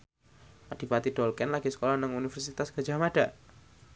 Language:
Javanese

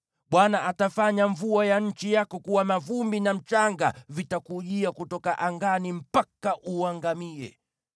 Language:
Swahili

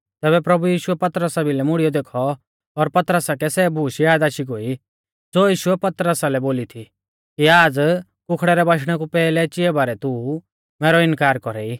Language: Mahasu Pahari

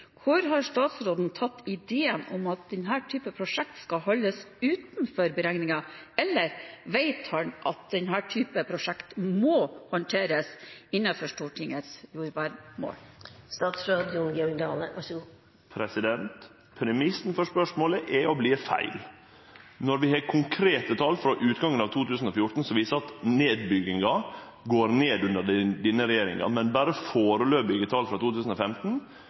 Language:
Norwegian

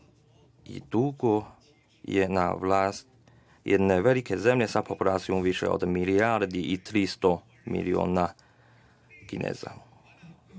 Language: Serbian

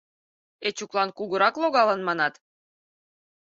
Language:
Mari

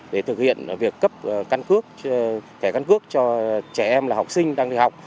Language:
Vietnamese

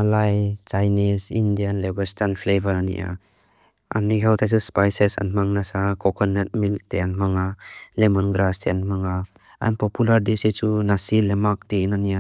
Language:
Mizo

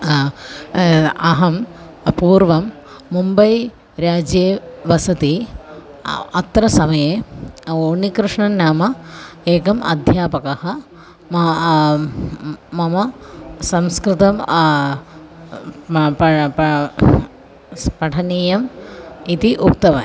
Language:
Sanskrit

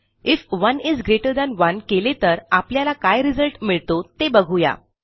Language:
Marathi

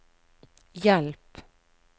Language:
Norwegian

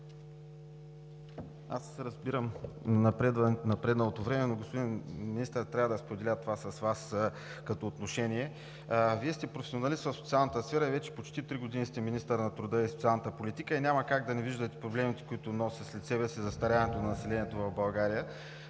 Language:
Bulgarian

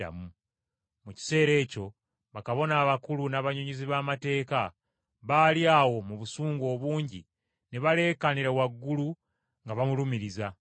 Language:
Ganda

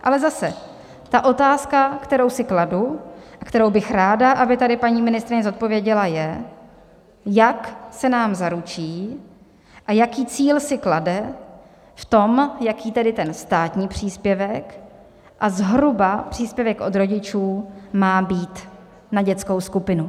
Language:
Czech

